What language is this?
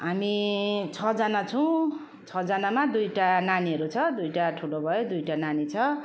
Nepali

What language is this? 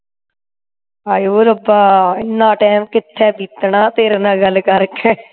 Punjabi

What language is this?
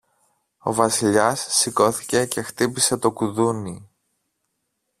Greek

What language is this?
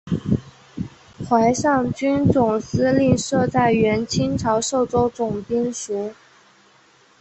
Chinese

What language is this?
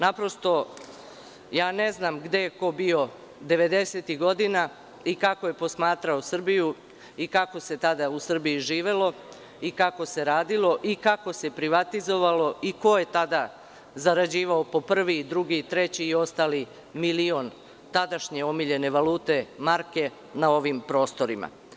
Serbian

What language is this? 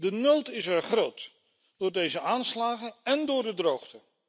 Dutch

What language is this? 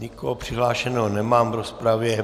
Czech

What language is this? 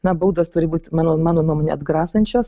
Lithuanian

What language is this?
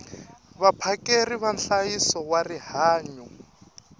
Tsonga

